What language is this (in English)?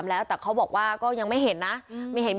Thai